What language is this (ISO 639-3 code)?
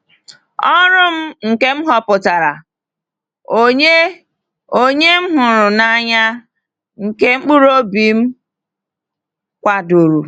ibo